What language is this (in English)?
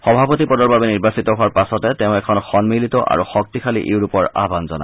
Assamese